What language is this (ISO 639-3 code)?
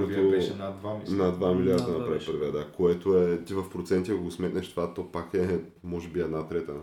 bul